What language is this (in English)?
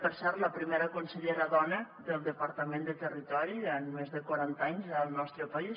Catalan